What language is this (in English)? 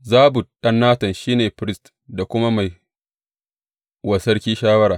Hausa